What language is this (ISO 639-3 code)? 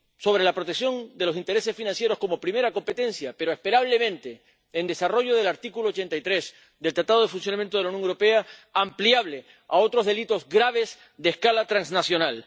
spa